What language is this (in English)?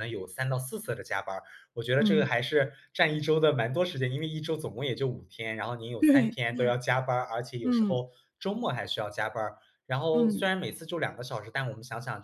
Chinese